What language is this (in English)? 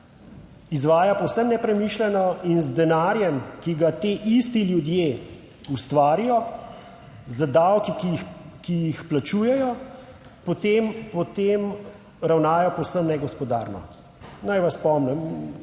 Slovenian